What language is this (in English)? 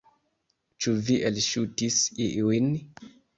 Esperanto